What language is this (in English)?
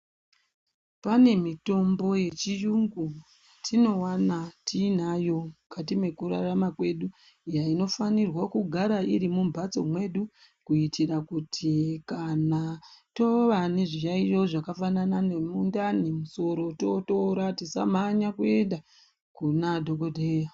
Ndau